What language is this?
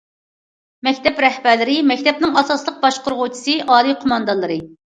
Uyghur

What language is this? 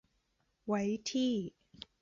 Thai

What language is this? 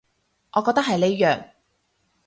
Cantonese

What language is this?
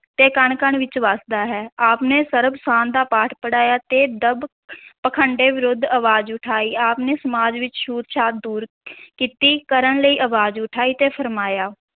Punjabi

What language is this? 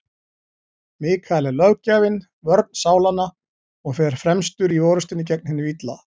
Icelandic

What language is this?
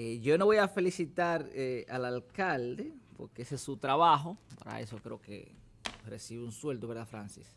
Spanish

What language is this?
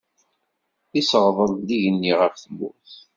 Kabyle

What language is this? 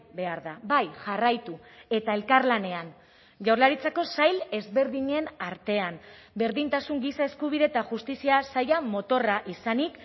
Basque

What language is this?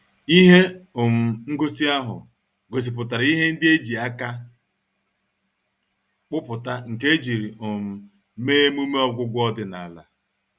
Igbo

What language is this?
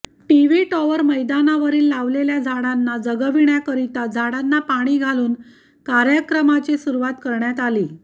Marathi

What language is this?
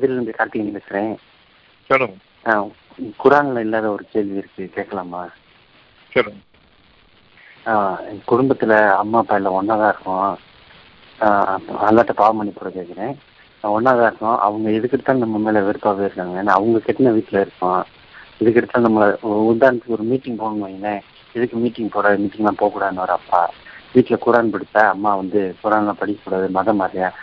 Tamil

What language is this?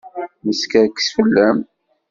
Kabyle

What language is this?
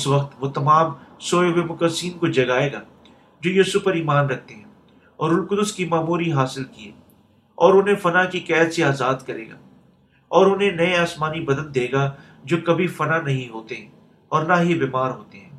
Urdu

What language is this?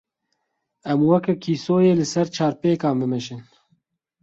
Kurdish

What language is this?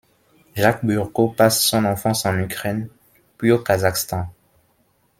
French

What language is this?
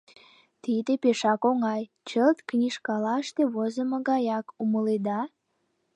Mari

